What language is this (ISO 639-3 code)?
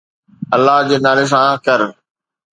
snd